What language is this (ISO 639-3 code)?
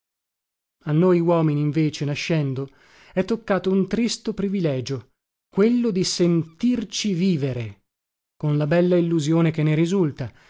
ita